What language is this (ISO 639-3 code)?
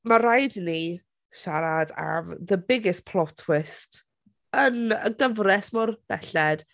cym